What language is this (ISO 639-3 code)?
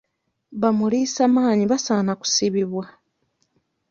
lug